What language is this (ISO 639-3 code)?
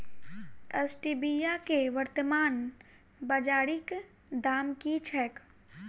mai